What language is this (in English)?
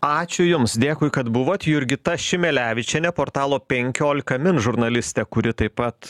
Lithuanian